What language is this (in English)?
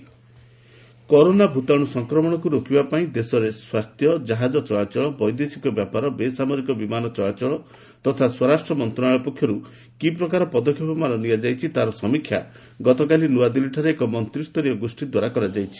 Odia